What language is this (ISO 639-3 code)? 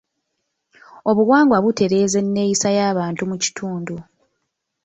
lug